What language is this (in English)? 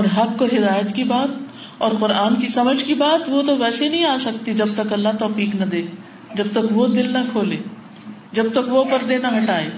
Urdu